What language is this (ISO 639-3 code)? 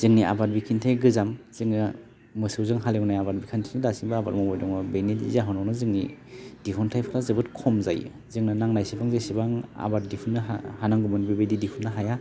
brx